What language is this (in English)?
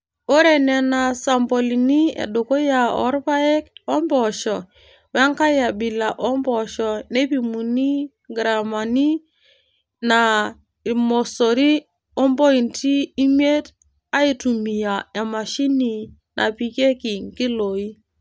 Masai